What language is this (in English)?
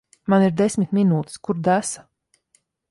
Latvian